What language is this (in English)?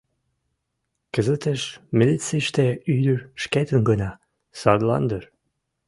Mari